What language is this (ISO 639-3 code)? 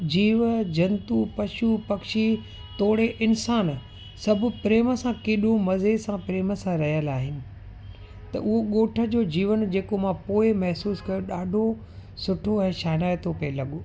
snd